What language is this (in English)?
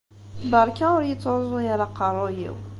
Kabyle